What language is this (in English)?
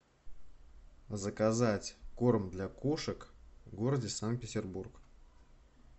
Russian